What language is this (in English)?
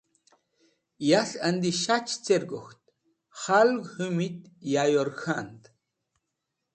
Wakhi